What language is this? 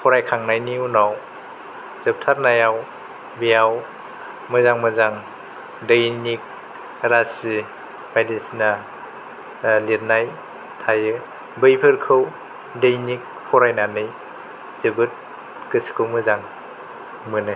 Bodo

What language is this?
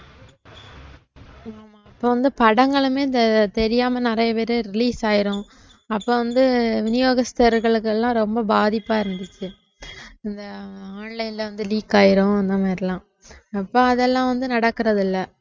Tamil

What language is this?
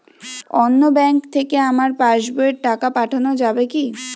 Bangla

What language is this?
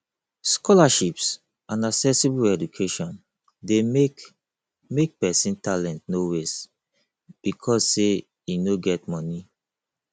Nigerian Pidgin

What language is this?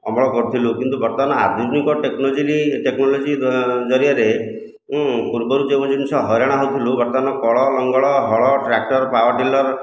Odia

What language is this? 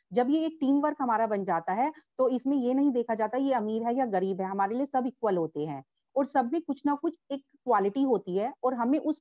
Hindi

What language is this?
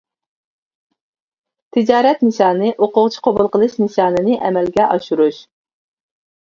Uyghur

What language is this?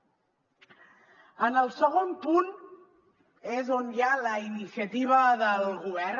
Catalan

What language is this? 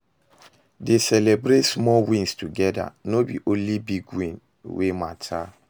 Nigerian Pidgin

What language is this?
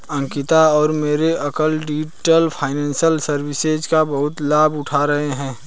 Hindi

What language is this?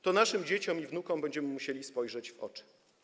Polish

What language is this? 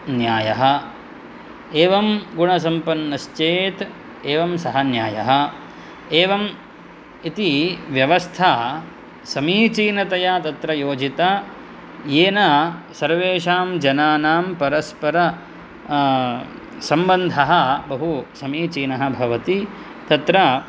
Sanskrit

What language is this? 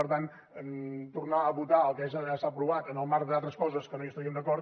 Catalan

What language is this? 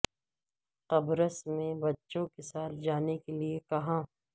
Urdu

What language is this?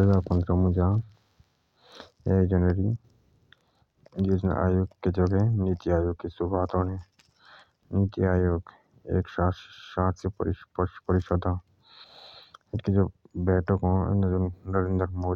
Jaunsari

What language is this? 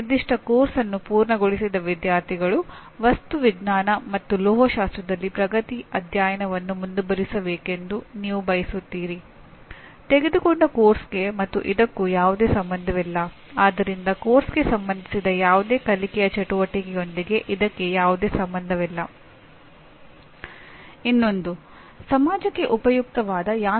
Kannada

